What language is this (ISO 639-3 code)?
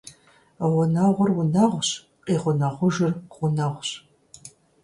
kbd